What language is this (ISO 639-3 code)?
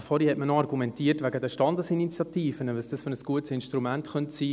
gsw